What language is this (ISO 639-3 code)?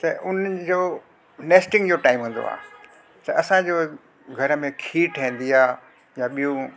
snd